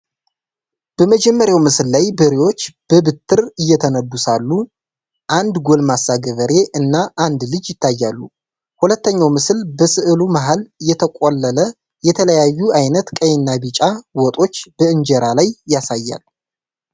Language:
Amharic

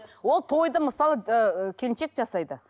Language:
Kazakh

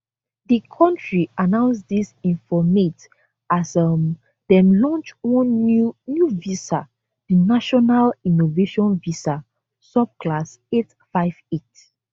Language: Nigerian Pidgin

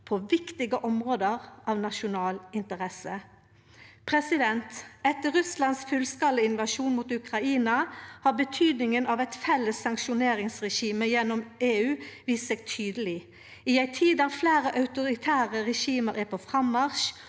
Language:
Norwegian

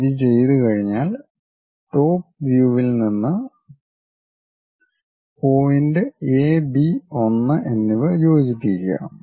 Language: Malayalam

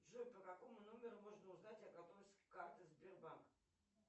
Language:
Russian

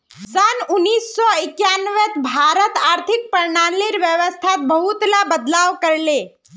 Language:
Magahi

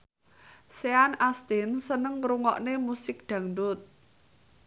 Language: Javanese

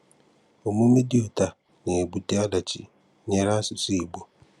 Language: Igbo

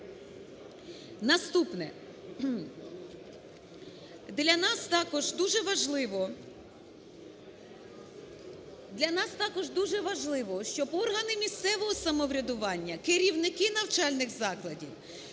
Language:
Ukrainian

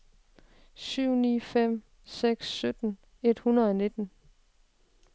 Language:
Danish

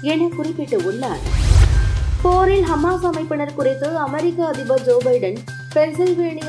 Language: Tamil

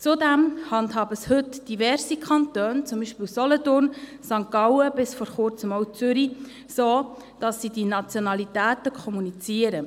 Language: Swiss German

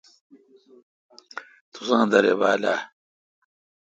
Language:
Kalkoti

